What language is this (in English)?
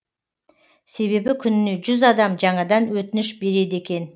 Kazakh